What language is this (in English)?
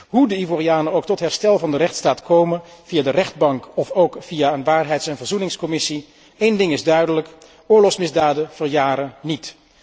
Dutch